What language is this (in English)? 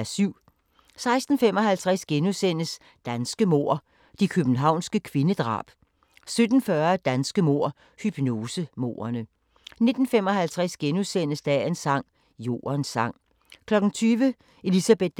Danish